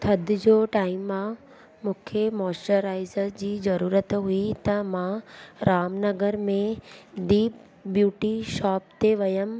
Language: Sindhi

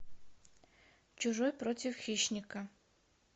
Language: Russian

